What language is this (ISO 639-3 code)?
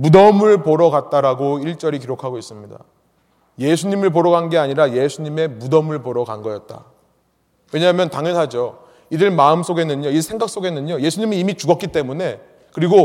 kor